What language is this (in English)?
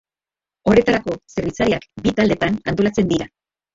Basque